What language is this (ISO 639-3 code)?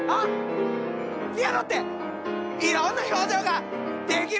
jpn